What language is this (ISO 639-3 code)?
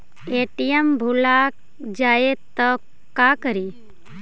mag